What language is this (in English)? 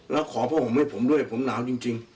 Thai